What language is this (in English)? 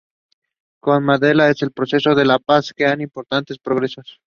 English